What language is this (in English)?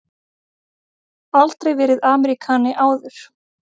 Icelandic